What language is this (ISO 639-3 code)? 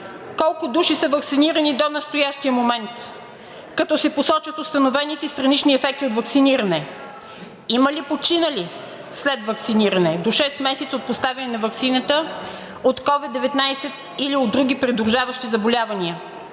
bul